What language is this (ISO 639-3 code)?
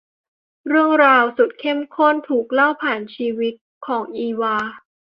tha